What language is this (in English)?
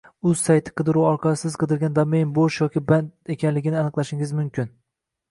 Uzbek